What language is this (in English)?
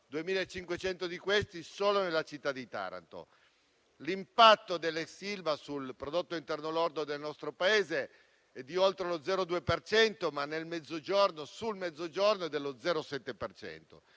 Italian